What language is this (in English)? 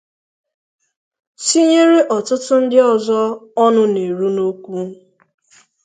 Igbo